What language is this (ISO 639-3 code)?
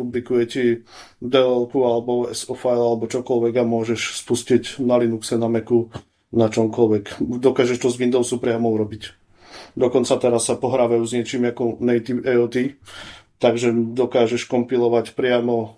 slk